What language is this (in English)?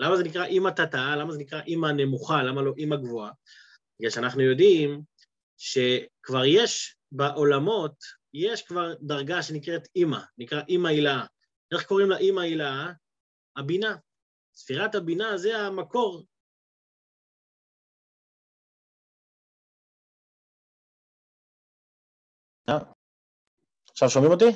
Hebrew